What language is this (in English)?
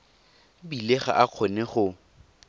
Tswana